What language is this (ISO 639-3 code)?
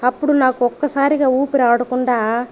tel